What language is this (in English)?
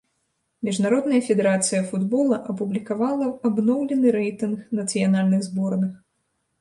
Belarusian